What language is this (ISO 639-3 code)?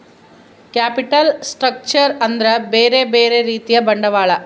kan